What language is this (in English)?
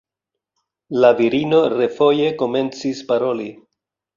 Esperanto